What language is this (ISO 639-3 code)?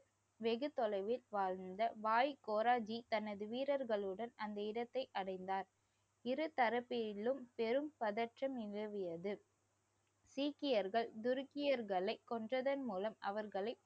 tam